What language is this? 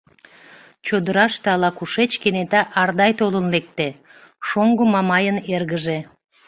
Mari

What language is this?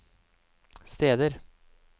Norwegian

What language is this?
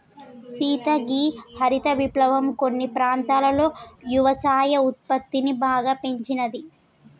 Telugu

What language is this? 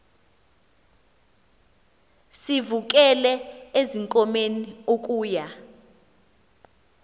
Xhosa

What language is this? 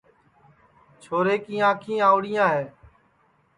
Sansi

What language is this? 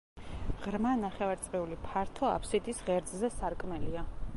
Georgian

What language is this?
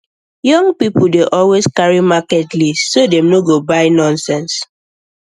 Nigerian Pidgin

